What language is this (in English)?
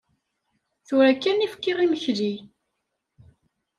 Kabyle